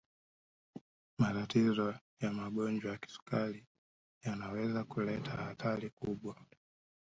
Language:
Swahili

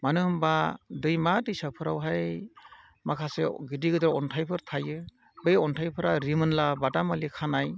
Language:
Bodo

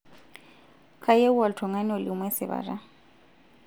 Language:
Masai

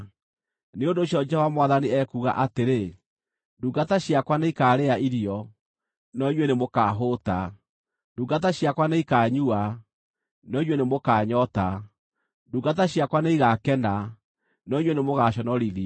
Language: Kikuyu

